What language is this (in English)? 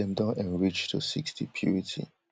Nigerian Pidgin